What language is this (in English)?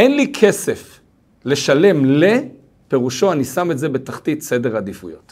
Hebrew